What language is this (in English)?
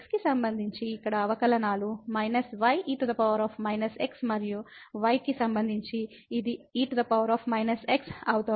Telugu